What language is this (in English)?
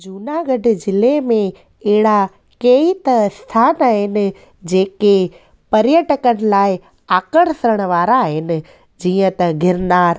Sindhi